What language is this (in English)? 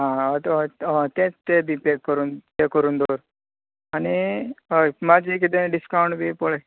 Konkani